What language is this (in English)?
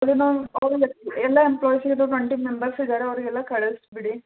Kannada